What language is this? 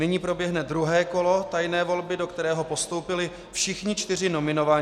Czech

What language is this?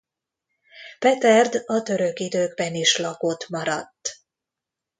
Hungarian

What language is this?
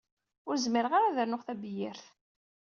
Kabyle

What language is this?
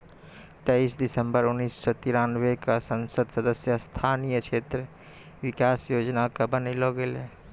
Maithili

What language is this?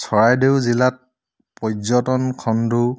Assamese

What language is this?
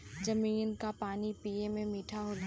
Bhojpuri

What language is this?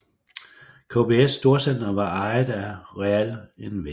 Danish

